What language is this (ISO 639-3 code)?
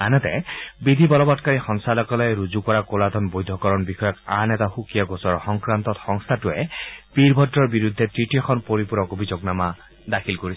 asm